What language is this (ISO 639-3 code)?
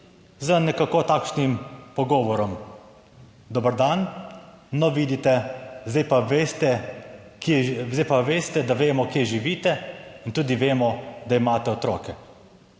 slv